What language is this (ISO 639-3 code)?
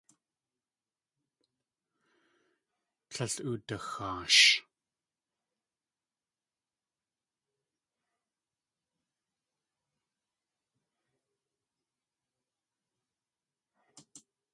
tli